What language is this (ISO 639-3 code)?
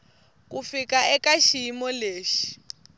tso